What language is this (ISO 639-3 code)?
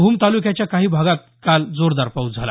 mar